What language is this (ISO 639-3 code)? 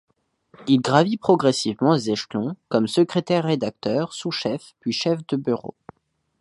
fra